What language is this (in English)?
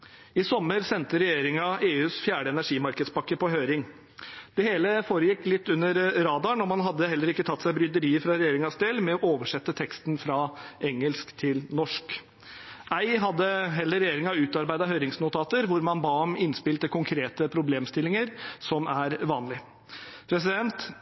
Norwegian Bokmål